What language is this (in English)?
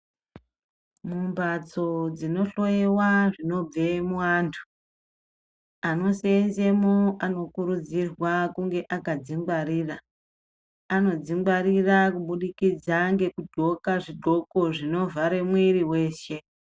Ndau